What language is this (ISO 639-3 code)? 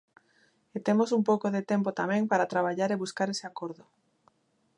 glg